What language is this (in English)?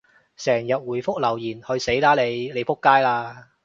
Cantonese